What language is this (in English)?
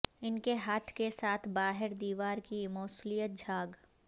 Urdu